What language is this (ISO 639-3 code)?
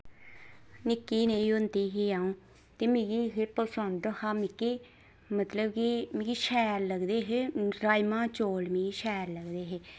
doi